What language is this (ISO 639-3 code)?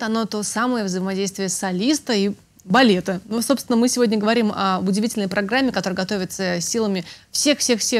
rus